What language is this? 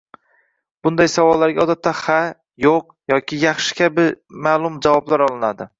Uzbek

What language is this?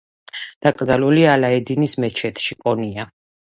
Georgian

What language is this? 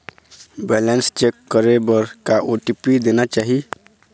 Chhattisgarhi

